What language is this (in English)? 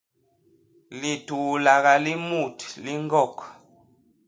Basaa